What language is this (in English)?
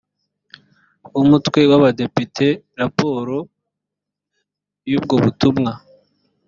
Kinyarwanda